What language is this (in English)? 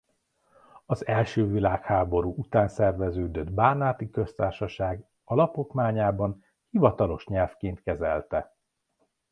Hungarian